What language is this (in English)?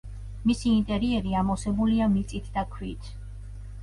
Georgian